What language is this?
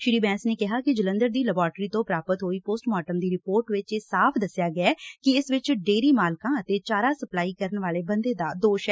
Punjabi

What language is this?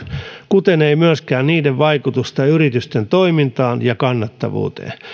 Finnish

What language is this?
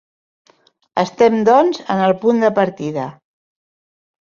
Catalan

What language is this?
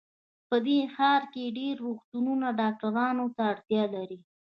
Pashto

